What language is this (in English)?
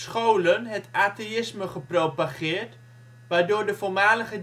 Dutch